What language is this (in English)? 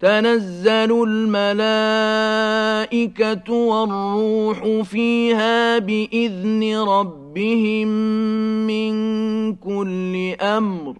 Arabic